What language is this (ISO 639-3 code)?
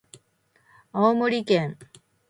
jpn